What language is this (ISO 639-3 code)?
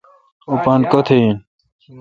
xka